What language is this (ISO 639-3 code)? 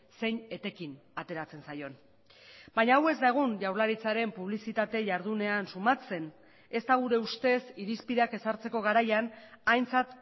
eus